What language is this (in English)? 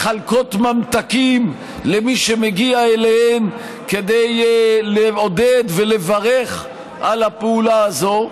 Hebrew